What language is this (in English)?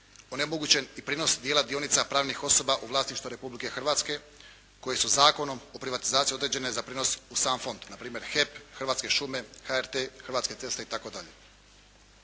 Croatian